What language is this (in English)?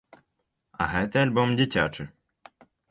Belarusian